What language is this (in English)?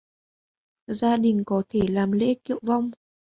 Vietnamese